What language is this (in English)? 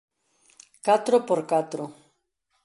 Galician